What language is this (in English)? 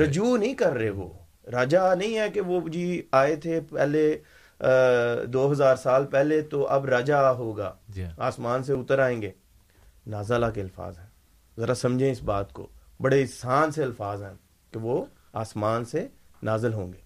Urdu